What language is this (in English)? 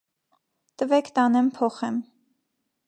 Armenian